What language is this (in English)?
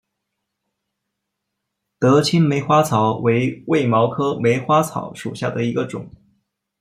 Chinese